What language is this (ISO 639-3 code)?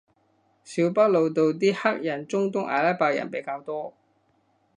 yue